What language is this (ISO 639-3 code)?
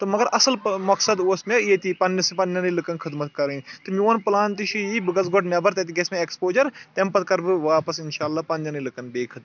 kas